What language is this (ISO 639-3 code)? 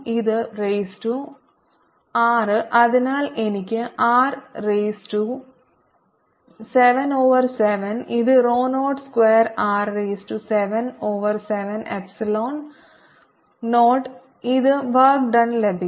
mal